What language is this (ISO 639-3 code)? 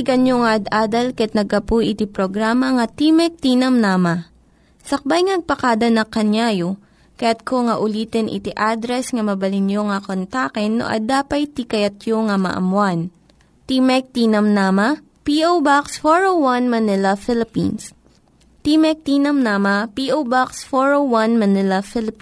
fil